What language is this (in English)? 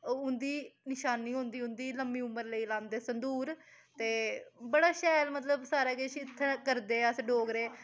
Dogri